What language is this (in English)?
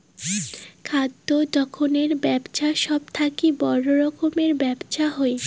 Bangla